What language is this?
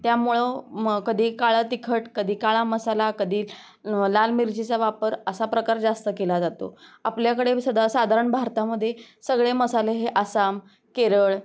Marathi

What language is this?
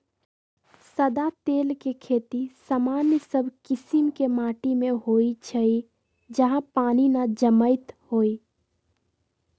Magahi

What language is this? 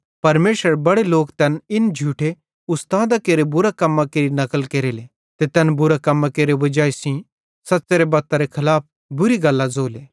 Bhadrawahi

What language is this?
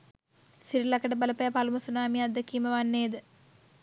Sinhala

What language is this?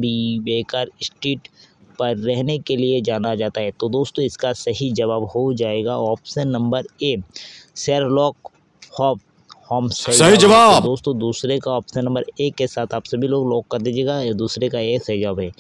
Hindi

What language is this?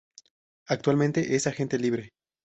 Spanish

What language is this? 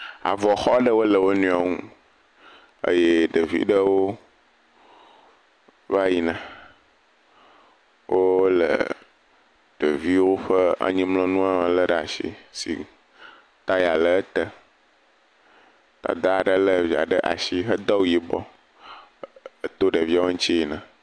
Ewe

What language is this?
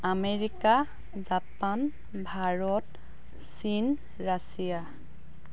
Assamese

